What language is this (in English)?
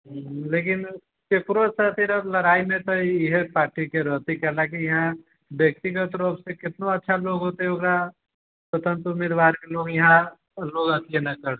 Maithili